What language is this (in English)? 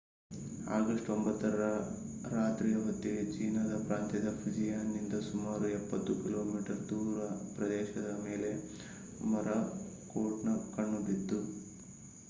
Kannada